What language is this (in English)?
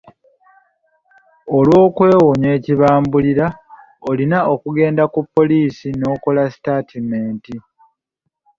Ganda